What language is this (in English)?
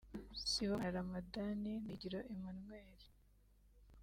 Kinyarwanda